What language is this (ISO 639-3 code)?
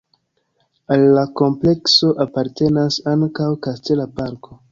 epo